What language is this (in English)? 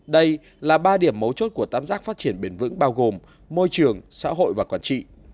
Vietnamese